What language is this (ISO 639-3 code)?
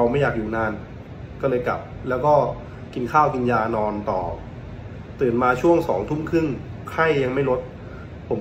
tha